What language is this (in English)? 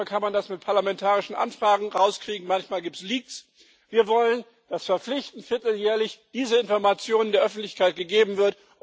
German